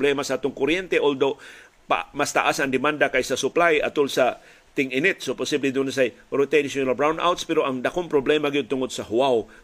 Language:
Filipino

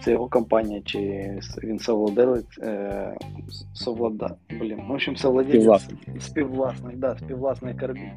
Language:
Ukrainian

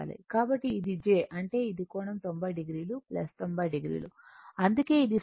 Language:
Telugu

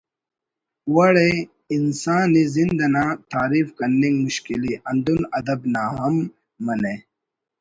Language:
Brahui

